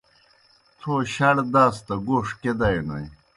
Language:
Kohistani Shina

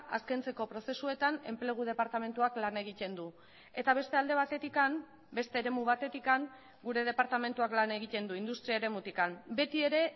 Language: Basque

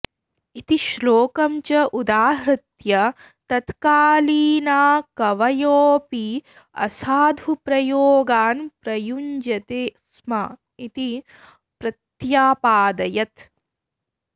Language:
Sanskrit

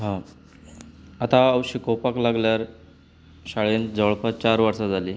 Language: Konkani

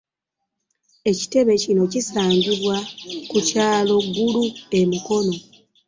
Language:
Ganda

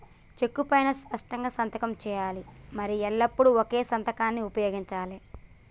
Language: Telugu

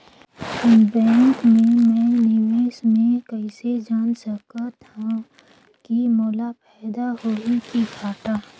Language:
Chhattisgarhi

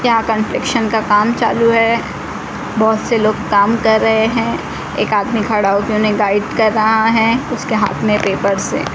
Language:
Hindi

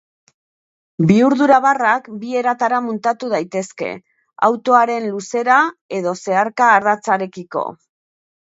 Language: Basque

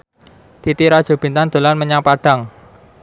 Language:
Javanese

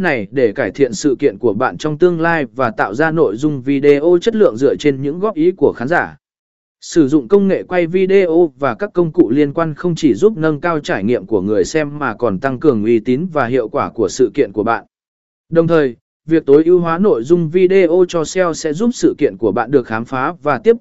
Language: Vietnamese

